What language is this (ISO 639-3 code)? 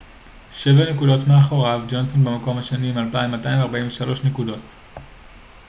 heb